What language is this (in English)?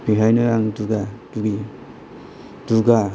Bodo